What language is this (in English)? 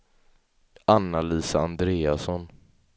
Swedish